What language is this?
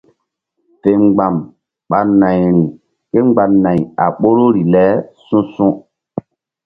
Mbum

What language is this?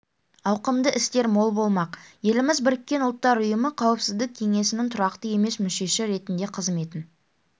Kazakh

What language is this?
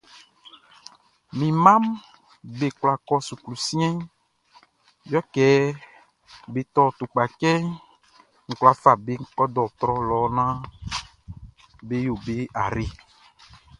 Baoulé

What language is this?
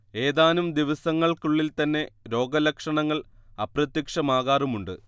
Malayalam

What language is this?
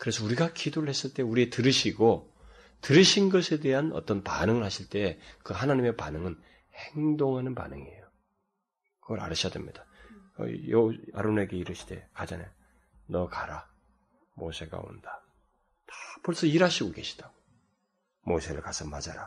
Korean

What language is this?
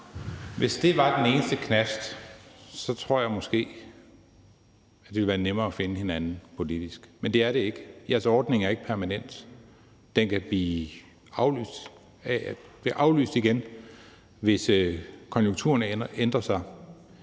Danish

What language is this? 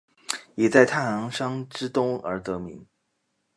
Chinese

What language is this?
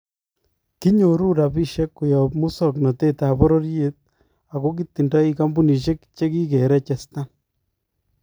Kalenjin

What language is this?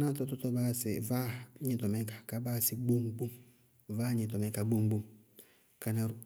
Bago-Kusuntu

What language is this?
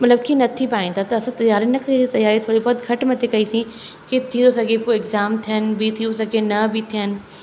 Sindhi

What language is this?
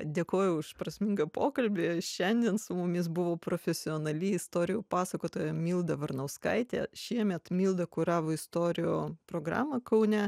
Lithuanian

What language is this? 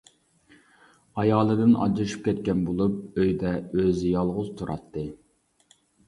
Uyghur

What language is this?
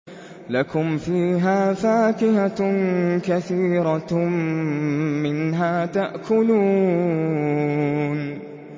Arabic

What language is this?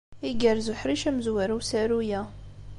Kabyle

